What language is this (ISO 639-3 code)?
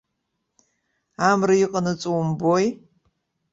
abk